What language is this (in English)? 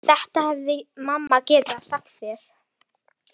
Icelandic